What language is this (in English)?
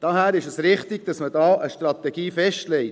Swiss German